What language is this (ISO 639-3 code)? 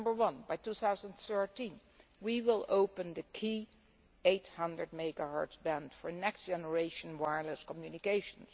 eng